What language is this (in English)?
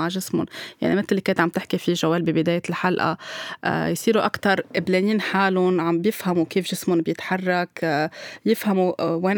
Arabic